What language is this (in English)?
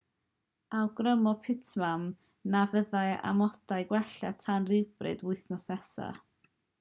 Welsh